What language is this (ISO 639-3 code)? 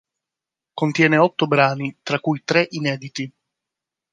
ita